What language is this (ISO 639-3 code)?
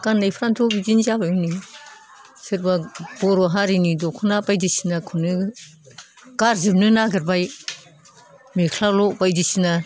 brx